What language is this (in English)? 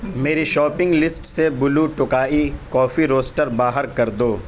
Urdu